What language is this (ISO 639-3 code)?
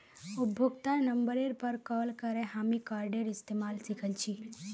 mag